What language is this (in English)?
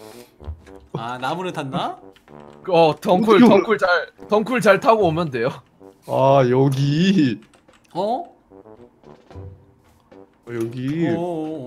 Korean